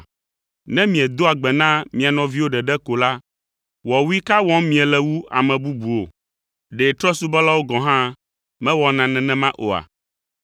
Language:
Ewe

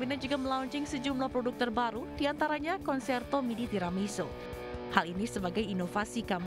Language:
Indonesian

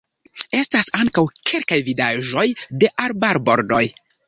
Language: Esperanto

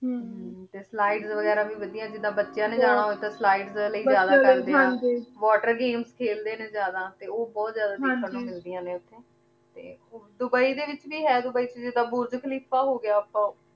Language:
Punjabi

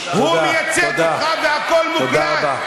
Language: Hebrew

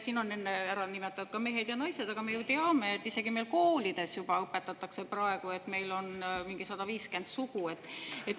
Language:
Estonian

